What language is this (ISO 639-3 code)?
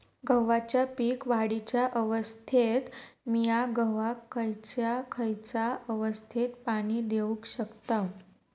mar